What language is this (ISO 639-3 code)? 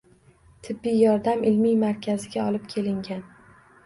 uzb